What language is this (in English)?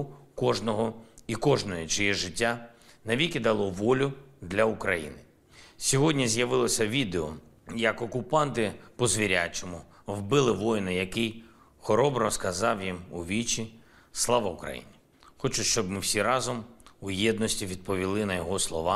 Ukrainian